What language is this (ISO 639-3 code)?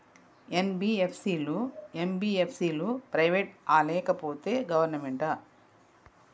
tel